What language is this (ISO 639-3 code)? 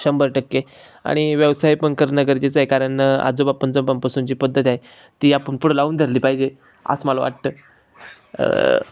mar